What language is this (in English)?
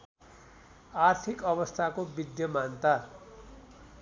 Nepali